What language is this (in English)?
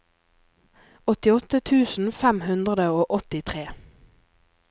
Norwegian